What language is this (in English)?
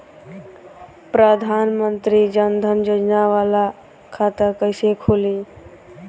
Bhojpuri